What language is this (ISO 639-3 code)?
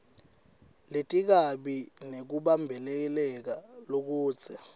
ssw